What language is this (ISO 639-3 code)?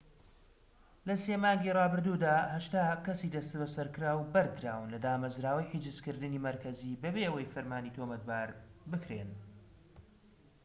ckb